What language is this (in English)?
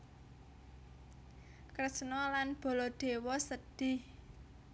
Javanese